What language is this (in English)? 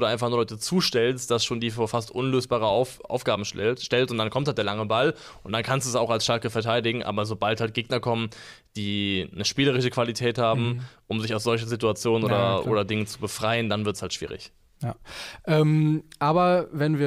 German